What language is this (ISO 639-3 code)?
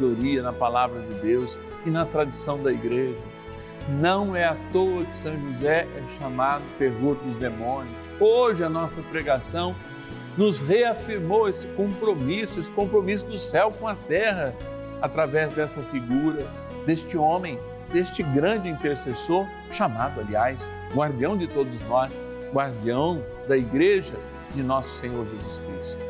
por